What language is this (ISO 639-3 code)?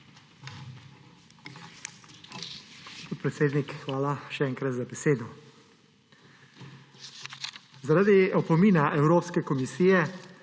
slv